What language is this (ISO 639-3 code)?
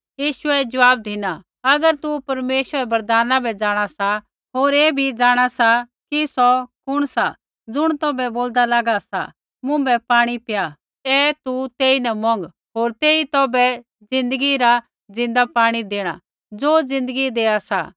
kfx